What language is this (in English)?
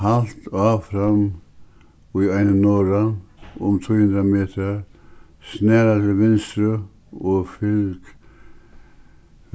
Faroese